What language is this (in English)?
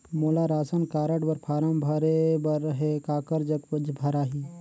Chhattisgarhi